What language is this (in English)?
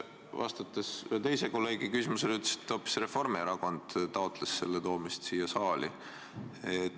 Estonian